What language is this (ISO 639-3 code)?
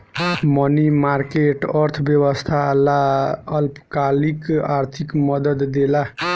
bho